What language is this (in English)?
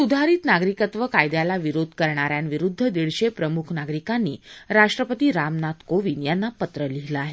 Marathi